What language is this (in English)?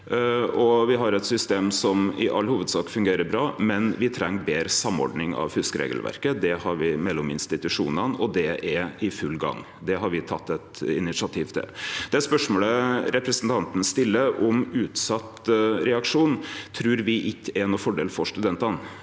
Norwegian